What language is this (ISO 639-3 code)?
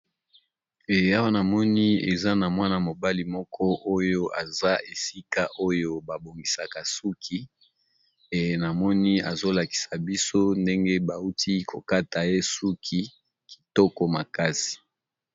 lin